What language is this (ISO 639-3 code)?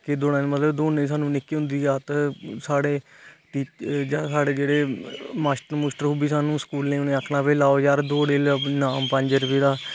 doi